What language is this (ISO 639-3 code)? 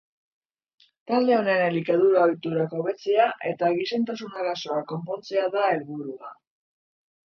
eus